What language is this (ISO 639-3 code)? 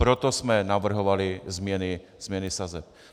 ces